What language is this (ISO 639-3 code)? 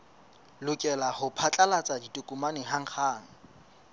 sot